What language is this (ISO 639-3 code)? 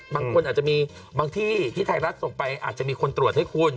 tha